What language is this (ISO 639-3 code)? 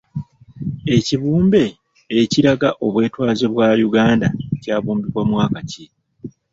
lug